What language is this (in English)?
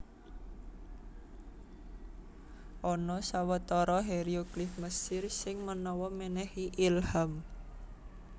Javanese